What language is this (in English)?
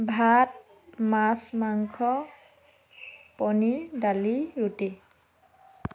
Assamese